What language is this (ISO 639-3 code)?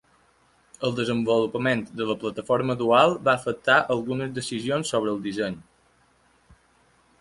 cat